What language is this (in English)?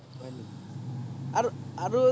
Assamese